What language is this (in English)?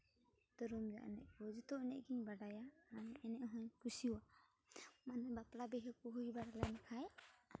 Santali